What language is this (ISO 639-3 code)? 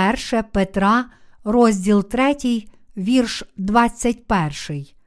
ukr